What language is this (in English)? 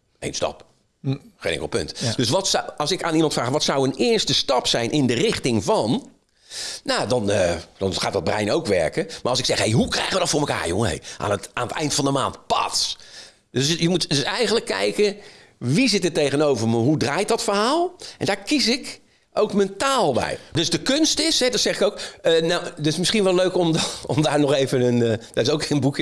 Dutch